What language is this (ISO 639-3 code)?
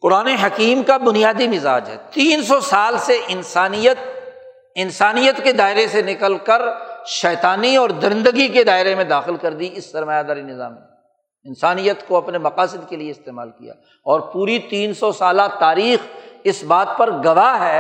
urd